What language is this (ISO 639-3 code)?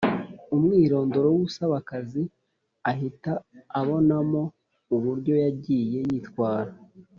kin